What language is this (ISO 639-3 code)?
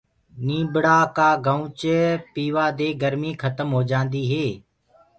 ggg